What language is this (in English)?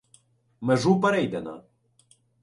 Ukrainian